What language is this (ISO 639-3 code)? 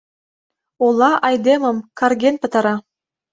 chm